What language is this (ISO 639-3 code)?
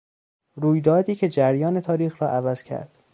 fas